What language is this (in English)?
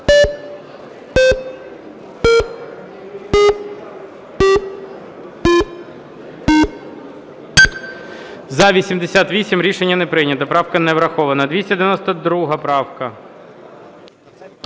Ukrainian